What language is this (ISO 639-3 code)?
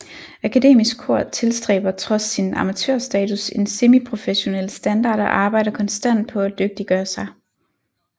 dan